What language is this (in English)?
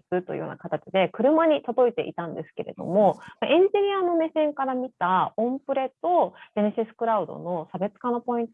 Japanese